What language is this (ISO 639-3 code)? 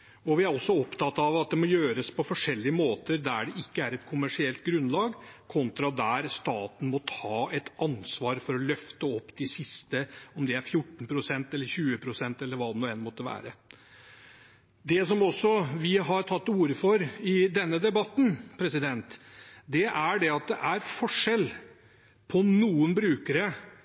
nob